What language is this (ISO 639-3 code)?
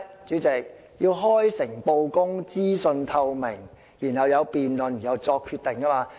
yue